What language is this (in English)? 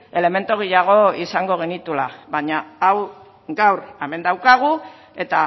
Basque